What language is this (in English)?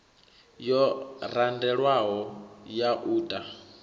Venda